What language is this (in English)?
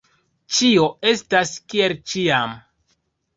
Esperanto